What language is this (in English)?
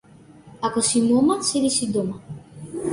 Macedonian